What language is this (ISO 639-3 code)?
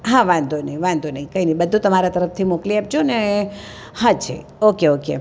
guj